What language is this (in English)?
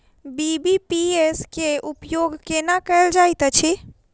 Maithili